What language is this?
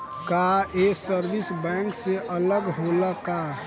Bhojpuri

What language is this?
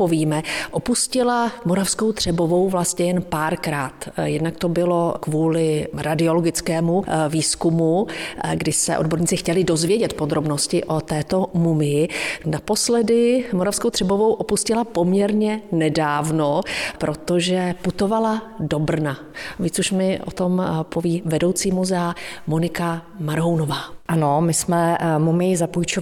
Czech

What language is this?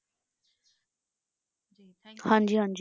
Punjabi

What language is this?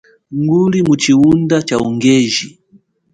Chokwe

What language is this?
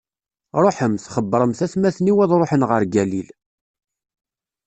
Kabyle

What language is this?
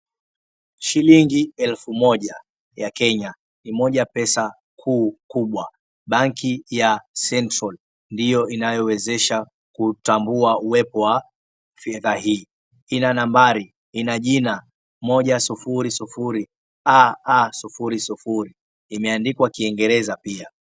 Swahili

